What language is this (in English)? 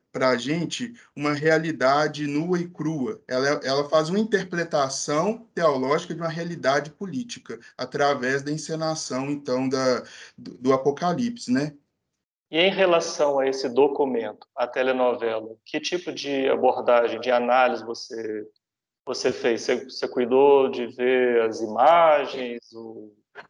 Portuguese